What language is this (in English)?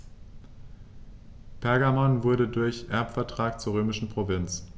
German